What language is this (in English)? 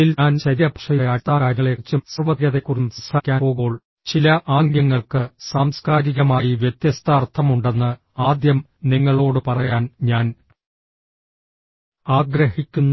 Malayalam